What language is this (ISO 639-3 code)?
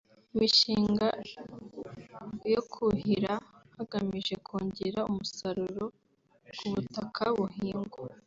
kin